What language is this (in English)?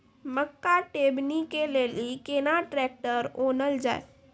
Maithili